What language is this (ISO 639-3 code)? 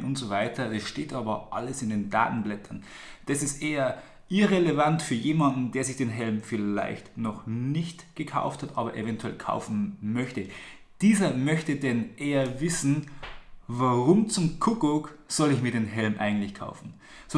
deu